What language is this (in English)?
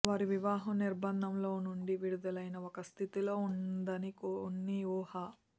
Telugu